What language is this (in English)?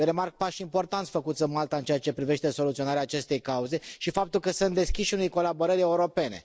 Romanian